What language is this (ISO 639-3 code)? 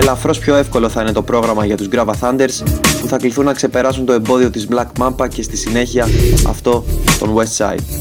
ell